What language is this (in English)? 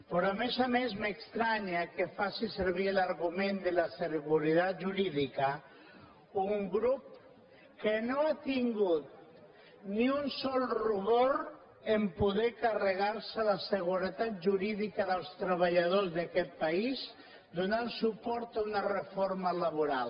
Catalan